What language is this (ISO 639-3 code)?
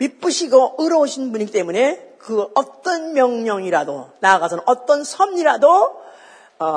kor